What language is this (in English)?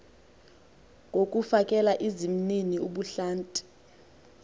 Xhosa